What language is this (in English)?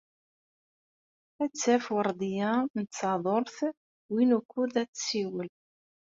Kabyle